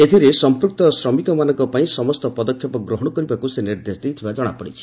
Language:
Odia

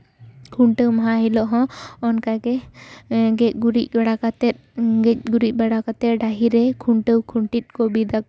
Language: Santali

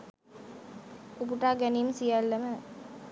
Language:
Sinhala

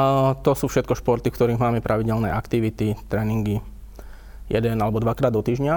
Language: Slovak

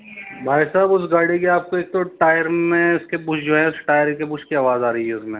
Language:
Urdu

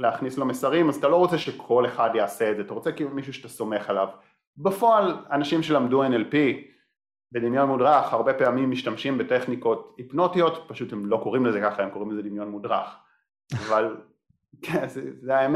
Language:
Hebrew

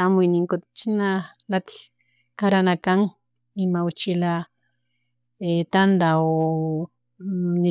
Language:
Chimborazo Highland Quichua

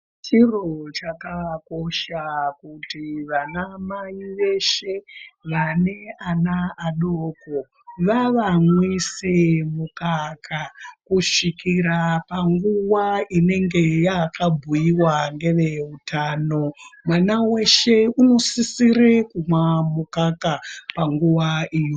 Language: Ndau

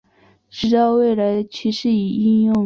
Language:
Chinese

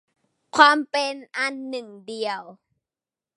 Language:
Thai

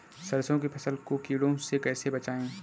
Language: Hindi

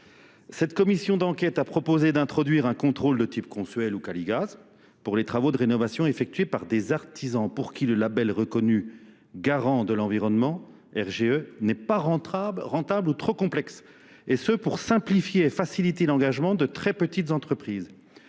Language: French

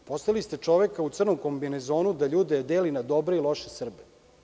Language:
Serbian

